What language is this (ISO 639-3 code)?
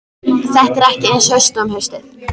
isl